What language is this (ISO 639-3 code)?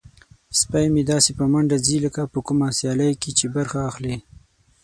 pus